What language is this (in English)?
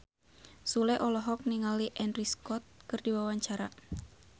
Sundanese